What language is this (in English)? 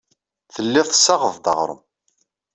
Kabyle